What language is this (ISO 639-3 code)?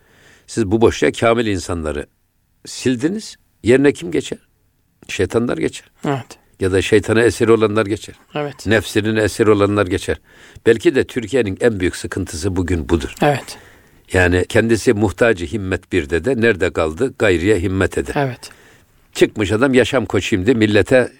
tur